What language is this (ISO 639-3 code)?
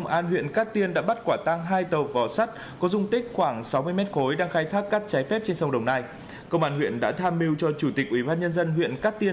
vie